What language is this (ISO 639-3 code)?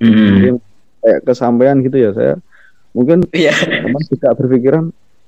ind